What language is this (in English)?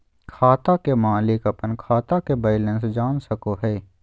Magahi